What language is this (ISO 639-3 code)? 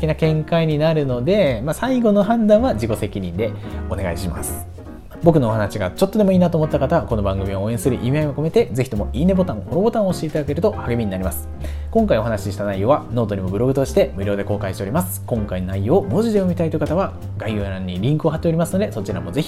jpn